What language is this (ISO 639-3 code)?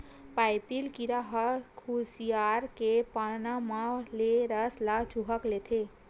hne